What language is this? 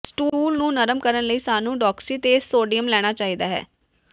Punjabi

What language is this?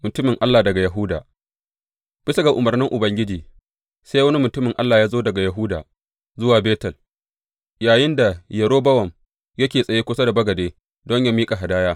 Hausa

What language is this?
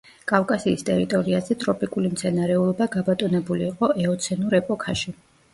Georgian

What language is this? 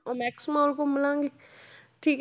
Punjabi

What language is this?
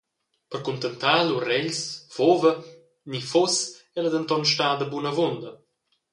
Romansh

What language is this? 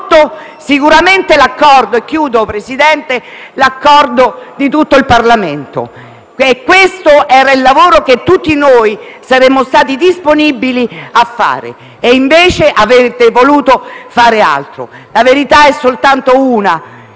Italian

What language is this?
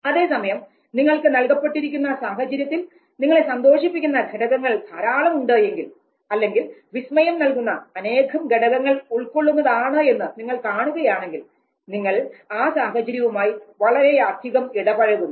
Malayalam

